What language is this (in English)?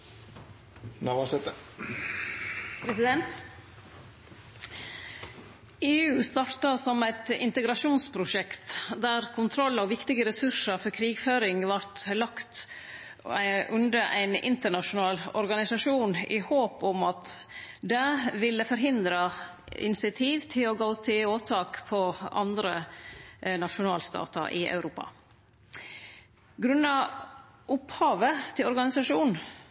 Norwegian Nynorsk